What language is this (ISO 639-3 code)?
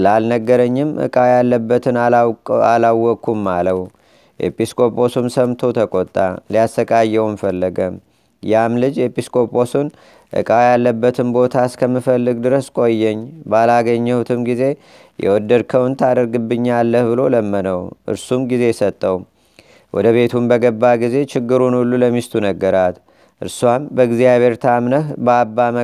amh